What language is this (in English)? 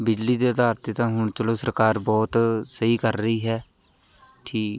Punjabi